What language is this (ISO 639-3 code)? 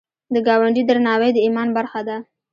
pus